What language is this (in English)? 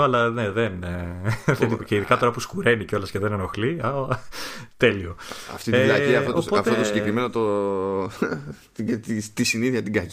Greek